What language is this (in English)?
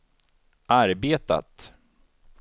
Swedish